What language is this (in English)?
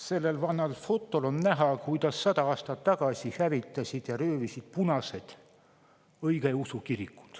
Estonian